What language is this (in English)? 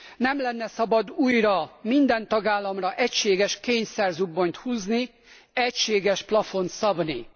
Hungarian